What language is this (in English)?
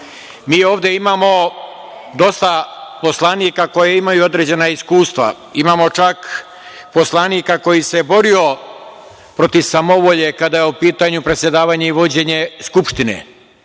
Serbian